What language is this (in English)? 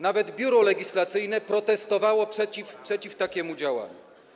Polish